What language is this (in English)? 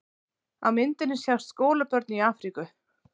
Icelandic